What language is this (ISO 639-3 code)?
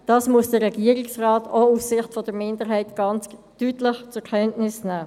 gsw